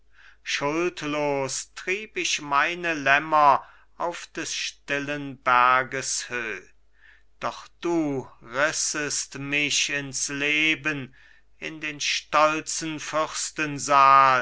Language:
German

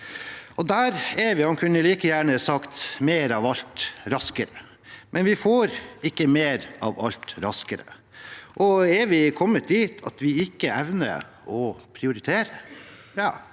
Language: Norwegian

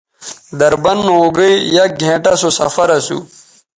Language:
Bateri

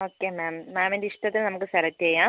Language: Malayalam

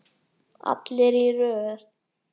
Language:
Icelandic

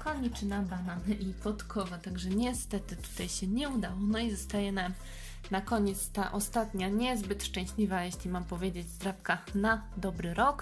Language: Polish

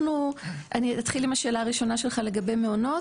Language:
Hebrew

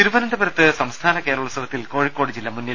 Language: Malayalam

